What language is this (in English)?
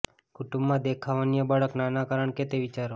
Gujarati